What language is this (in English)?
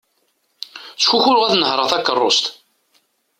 Kabyle